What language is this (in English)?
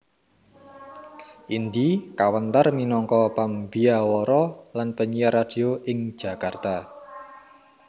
Javanese